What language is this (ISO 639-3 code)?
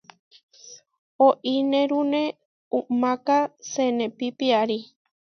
var